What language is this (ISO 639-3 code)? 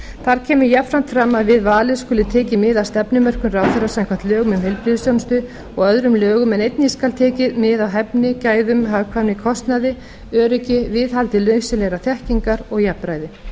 isl